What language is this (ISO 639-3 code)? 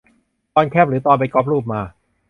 tha